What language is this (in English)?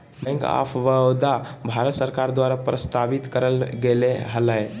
Magahi